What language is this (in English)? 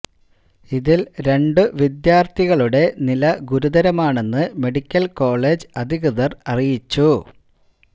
Malayalam